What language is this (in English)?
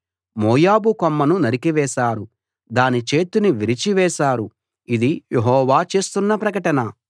Telugu